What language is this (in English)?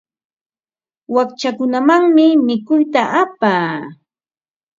Ambo-Pasco Quechua